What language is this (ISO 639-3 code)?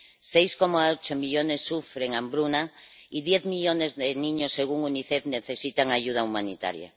spa